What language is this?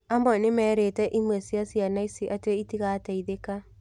Kikuyu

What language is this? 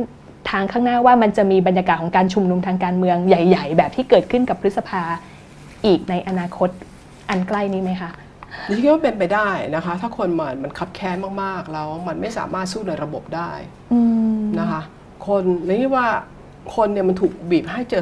Thai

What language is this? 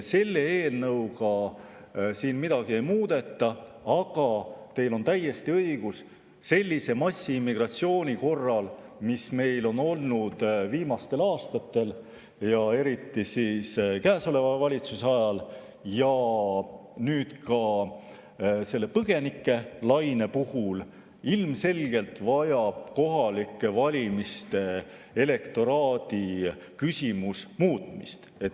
Estonian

